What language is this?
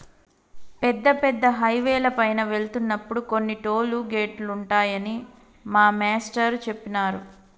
Telugu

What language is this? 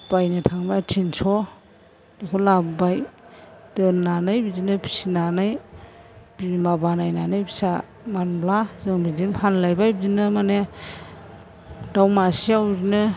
Bodo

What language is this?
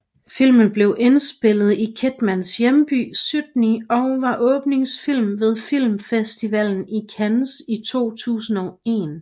Danish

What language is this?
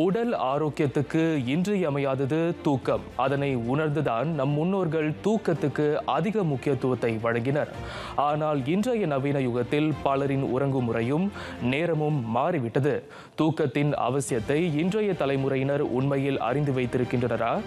Romanian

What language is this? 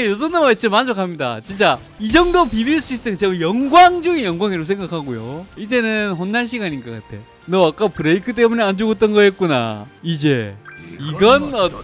Korean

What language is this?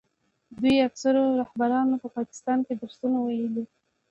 Pashto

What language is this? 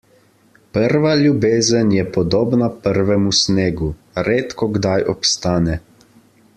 Slovenian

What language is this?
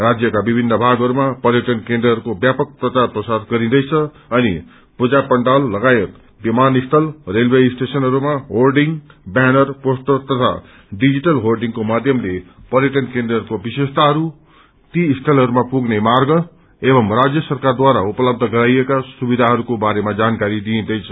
Nepali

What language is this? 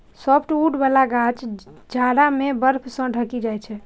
Maithili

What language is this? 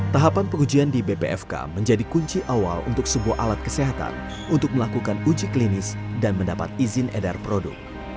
Indonesian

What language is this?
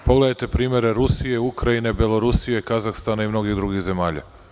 Serbian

